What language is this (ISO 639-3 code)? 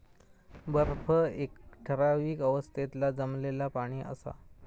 mar